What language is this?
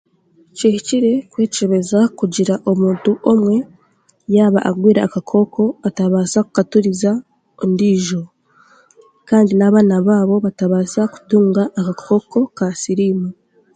Chiga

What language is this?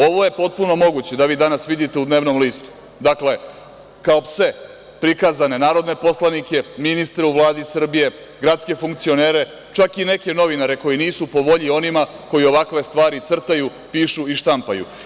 Serbian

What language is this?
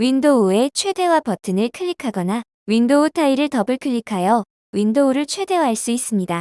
Korean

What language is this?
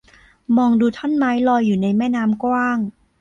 Thai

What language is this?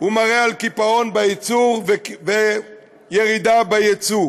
Hebrew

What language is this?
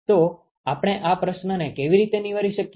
Gujarati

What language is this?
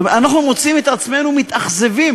Hebrew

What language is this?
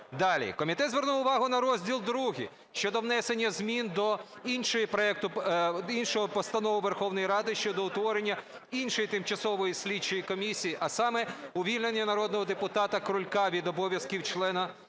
Ukrainian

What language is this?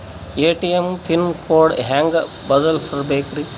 Kannada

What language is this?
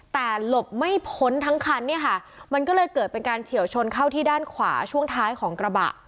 Thai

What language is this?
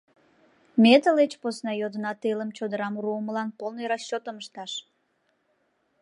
Mari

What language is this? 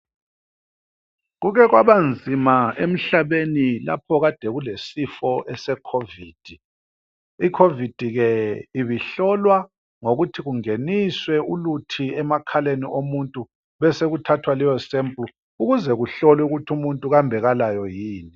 North Ndebele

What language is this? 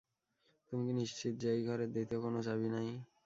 Bangla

